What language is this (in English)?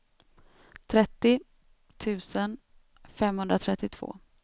Swedish